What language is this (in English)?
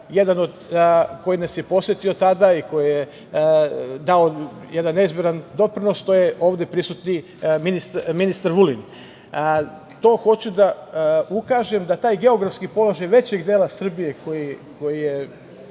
Serbian